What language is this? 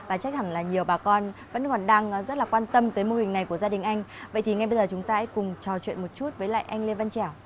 Vietnamese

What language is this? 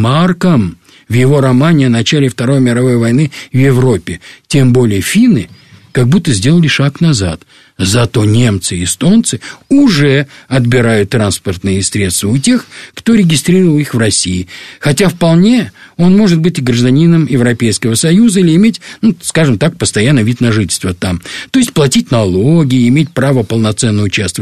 Russian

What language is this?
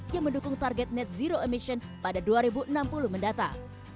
Indonesian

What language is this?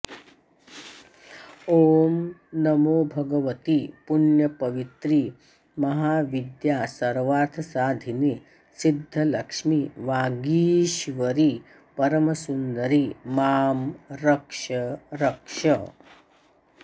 Sanskrit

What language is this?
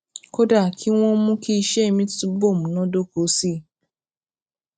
Yoruba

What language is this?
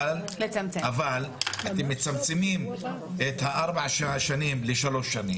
Hebrew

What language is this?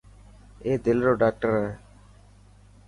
Dhatki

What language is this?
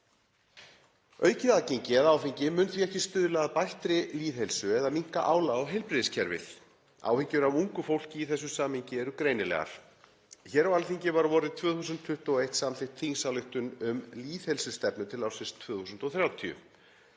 Icelandic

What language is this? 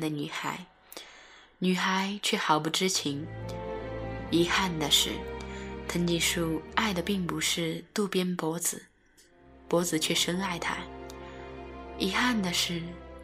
Chinese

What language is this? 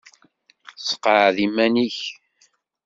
Kabyle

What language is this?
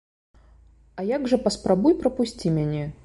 Belarusian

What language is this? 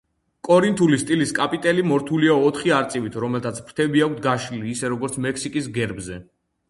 Georgian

